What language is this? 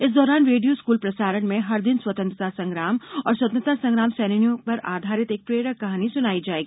Hindi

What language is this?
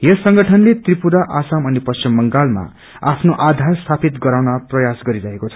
Nepali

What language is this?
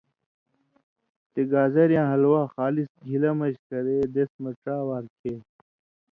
Indus Kohistani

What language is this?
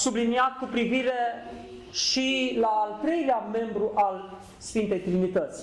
Romanian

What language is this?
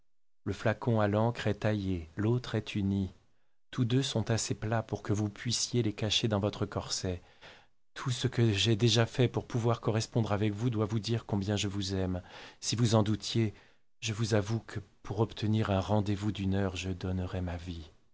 French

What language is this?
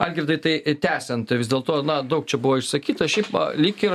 Lithuanian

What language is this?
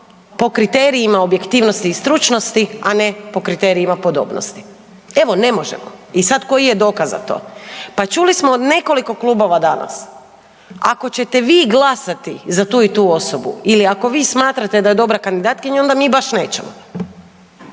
Croatian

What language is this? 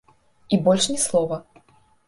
Belarusian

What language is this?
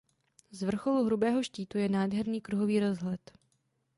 Czech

